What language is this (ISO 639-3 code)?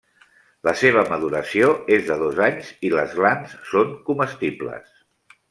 cat